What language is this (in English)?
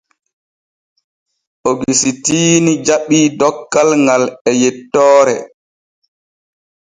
Borgu Fulfulde